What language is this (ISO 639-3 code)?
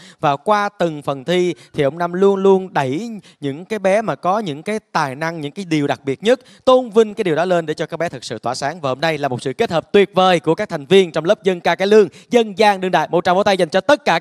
vie